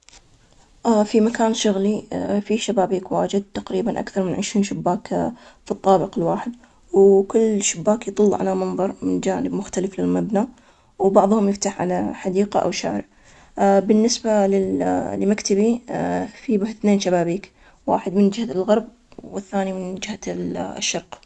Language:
Omani Arabic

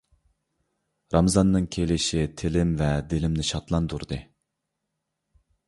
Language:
Uyghur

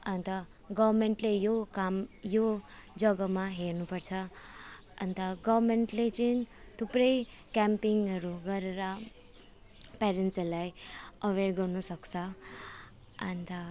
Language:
Nepali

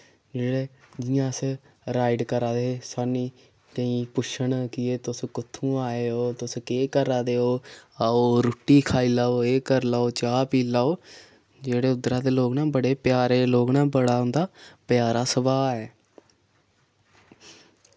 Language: Dogri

